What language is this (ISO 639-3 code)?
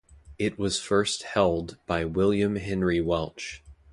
eng